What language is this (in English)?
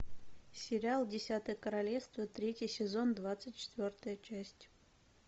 Russian